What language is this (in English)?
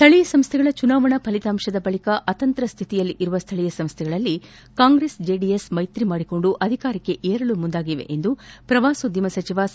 Kannada